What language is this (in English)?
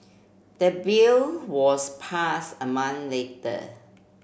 English